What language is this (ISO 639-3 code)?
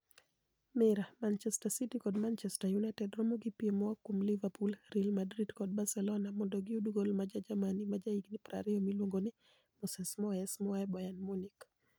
luo